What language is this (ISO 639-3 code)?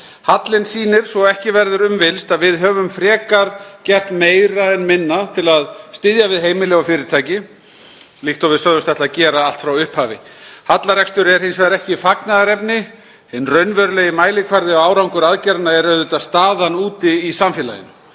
isl